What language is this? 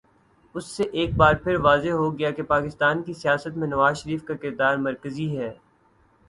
Urdu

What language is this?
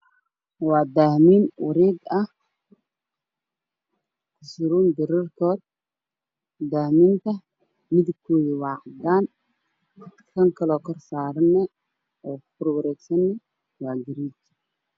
Somali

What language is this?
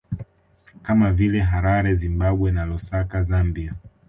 Swahili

